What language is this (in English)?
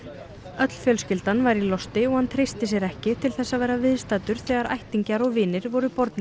Icelandic